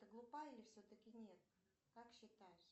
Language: Russian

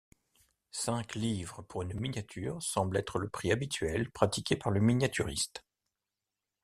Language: French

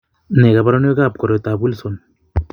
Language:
Kalenjin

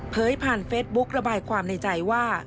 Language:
Thai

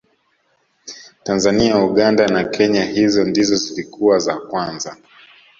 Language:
Swahili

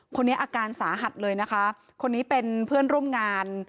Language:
Thai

